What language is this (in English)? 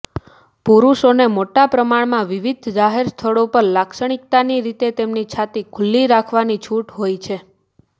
Gujarati